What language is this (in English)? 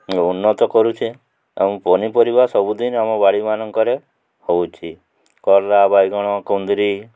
Odia